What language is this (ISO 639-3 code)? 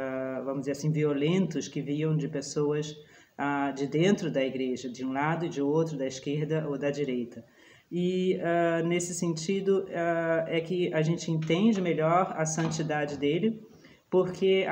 por